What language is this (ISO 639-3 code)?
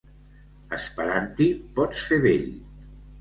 cat